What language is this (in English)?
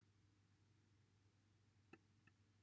Welsh